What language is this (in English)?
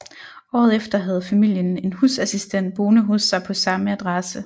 Danish